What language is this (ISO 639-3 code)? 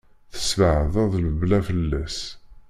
kab